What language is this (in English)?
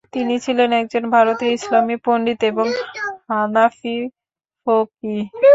Bangla